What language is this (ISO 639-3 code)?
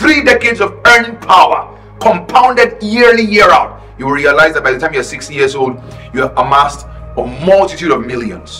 eng